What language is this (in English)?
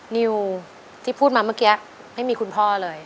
Thai